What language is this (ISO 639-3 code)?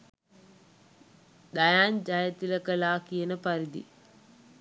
sin